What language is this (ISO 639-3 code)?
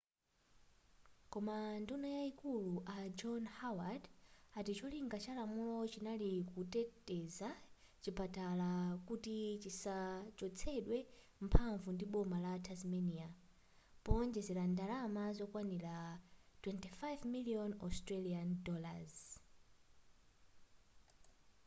nya